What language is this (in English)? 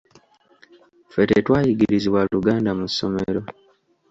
Ganda